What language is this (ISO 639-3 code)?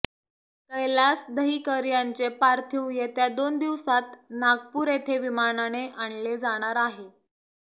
mar